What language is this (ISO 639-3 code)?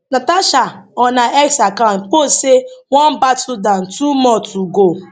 pcm